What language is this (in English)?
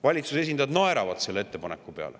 Estonian